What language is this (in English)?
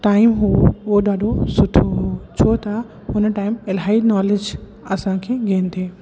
Sindhi